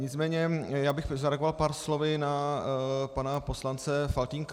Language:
Czech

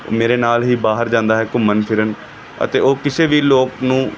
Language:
Punjabi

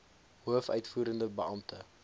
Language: Afrikaans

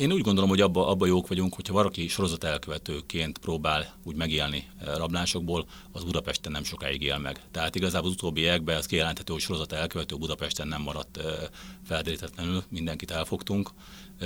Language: Hungarian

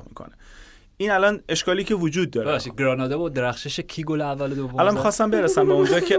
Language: Persian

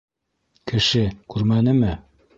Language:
Bashkir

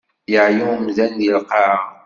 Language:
Kabyle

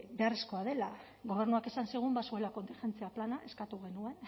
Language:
Basque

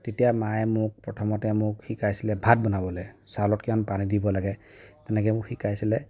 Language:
Assamese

